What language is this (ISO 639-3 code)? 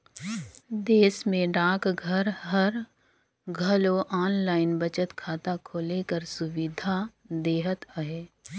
hne